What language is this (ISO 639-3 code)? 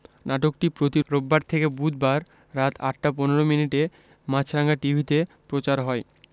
ben